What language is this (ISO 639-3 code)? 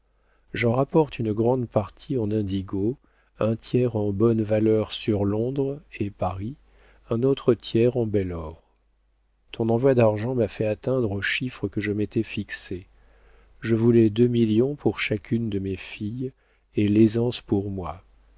fra